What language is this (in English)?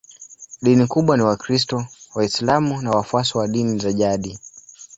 Swahili